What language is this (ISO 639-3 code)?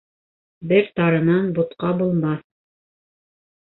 bak